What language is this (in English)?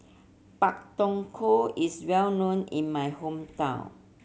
English